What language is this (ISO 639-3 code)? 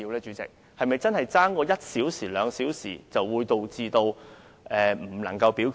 yue